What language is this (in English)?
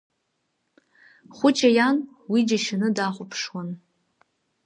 Abkhazian